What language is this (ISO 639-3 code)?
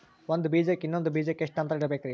kan